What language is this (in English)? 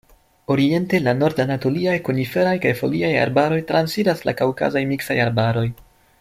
Esperanto